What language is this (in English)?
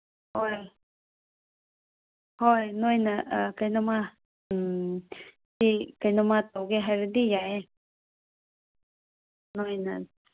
Manipuri